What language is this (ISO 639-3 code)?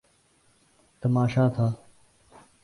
urd